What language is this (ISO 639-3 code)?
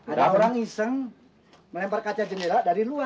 ind